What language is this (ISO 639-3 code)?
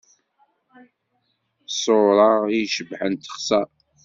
kab